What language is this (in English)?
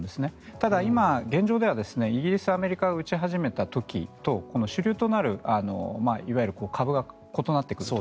Japanese